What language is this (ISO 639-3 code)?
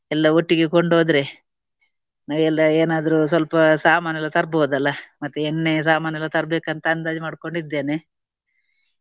kan